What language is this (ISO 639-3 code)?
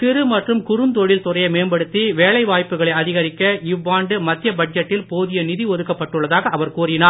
tam